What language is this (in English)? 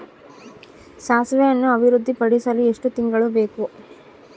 Kannada